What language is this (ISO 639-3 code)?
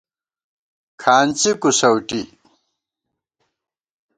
gwt